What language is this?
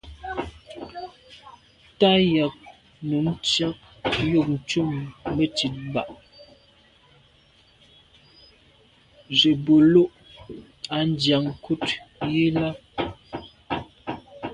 Medumba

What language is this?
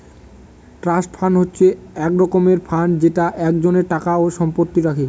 Bangla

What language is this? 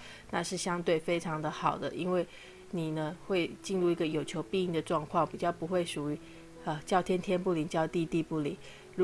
Chinese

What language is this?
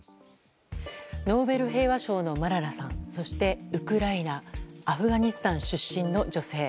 Japanese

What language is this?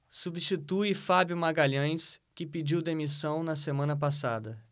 Portuguese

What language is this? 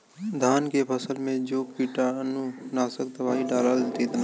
Bhojpuri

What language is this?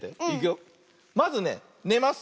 Japanese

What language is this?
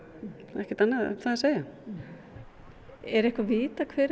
Icelandic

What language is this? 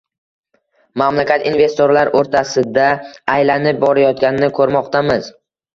Uzbek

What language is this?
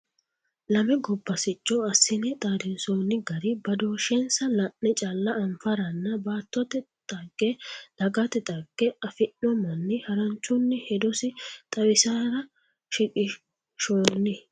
Sidamo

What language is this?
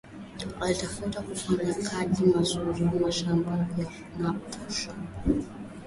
Swahili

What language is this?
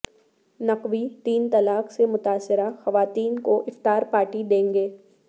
Urdu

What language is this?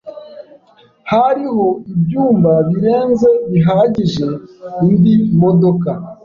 Kinyarwanda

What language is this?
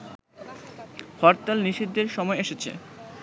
Bangla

